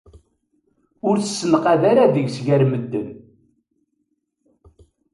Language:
Kabyle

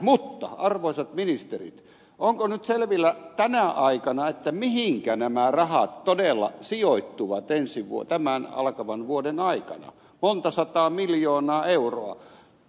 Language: Finnish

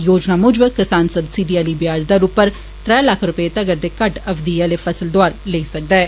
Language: Dogri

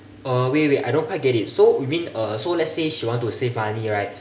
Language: English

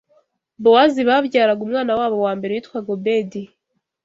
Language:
Kinyarwanda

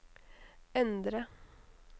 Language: Norwegian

